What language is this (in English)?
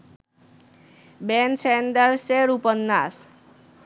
Bangla